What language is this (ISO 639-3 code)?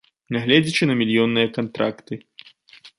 bel